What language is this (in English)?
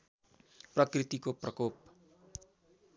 Nepali